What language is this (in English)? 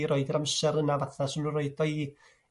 Welsh